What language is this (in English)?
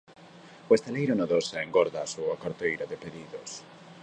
Galician